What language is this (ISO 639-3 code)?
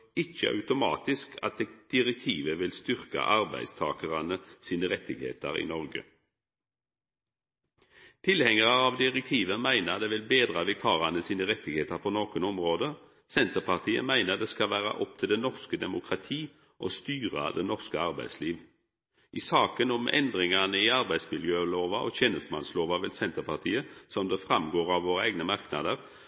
nno